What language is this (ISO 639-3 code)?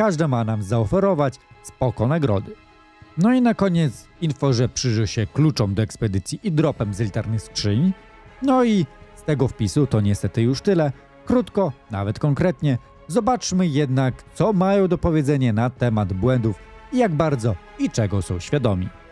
pol